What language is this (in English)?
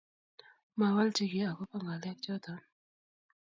Kalenjin